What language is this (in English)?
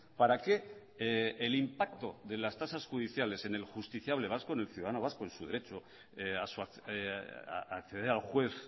Spanish